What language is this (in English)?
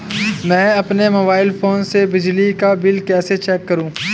Hindi